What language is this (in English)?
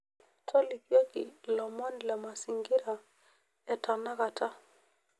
Masai